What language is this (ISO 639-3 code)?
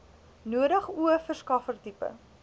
afr